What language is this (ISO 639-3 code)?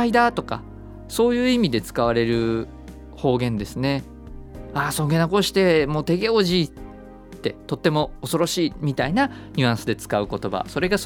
jpn